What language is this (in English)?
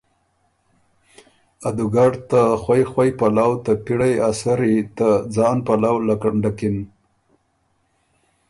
Ormuri